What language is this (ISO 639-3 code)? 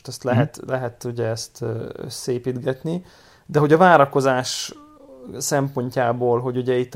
hun